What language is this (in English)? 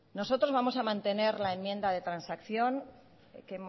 Spanish